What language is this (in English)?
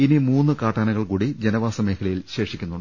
Malayalam